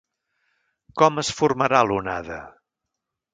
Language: Catalan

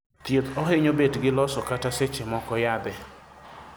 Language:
Luo (Kenya and Tanzania)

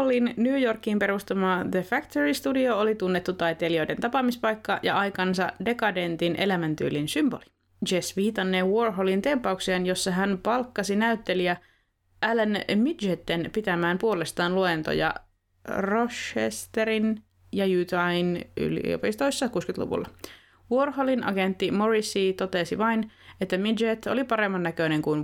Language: Finnish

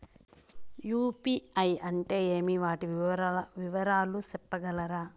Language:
Telugu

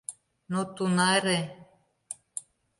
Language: Mari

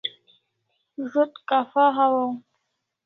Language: Kalasha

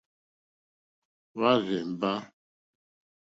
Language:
Mokpwe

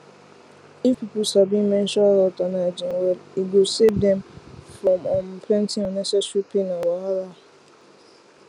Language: Nigerian Pidgin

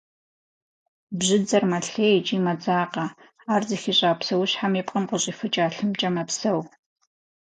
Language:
Kabardian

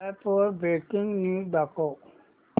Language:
Marathi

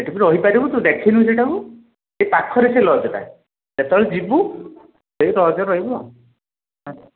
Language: Odia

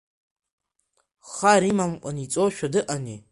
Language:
Abkhazian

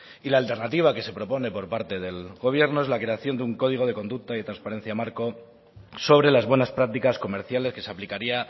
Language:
Spanish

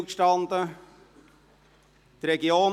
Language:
Swiss German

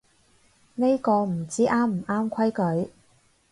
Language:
Cantonese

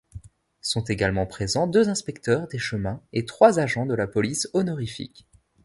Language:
French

